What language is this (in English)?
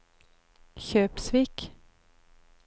Norwegian